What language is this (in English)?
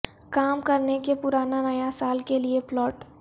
Urdu